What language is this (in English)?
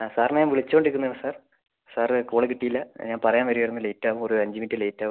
Malayalam